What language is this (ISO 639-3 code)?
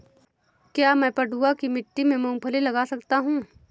hin